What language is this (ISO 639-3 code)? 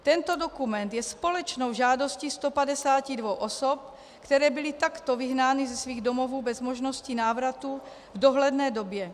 ces